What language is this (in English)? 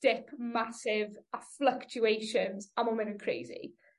Welsh